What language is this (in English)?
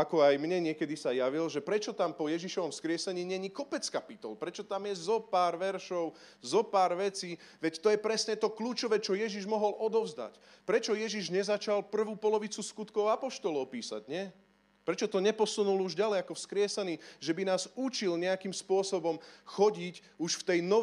Slovak